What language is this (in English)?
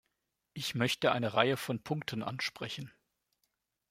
German